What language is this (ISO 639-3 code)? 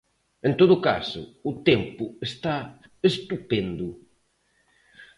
glg